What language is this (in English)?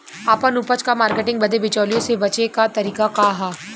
Bhojpuri